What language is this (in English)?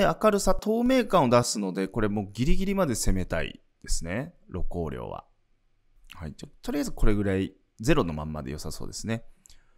Japanese